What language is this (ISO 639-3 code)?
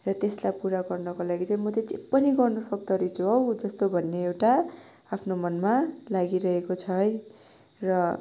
nep